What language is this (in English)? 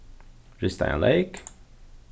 Faroese